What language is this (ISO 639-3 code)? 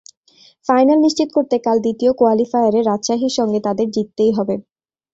ben